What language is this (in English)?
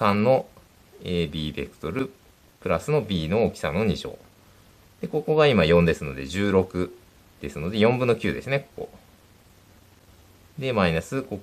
Japanese